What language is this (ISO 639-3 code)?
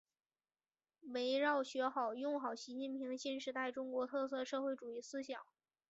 zho